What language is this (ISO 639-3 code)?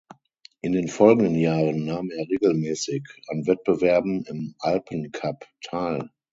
deu